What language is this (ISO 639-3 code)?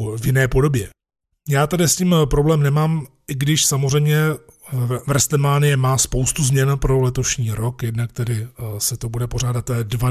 ces